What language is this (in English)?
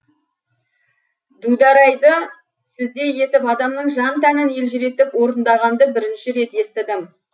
Kazakh